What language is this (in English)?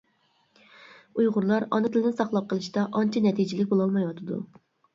Uyghur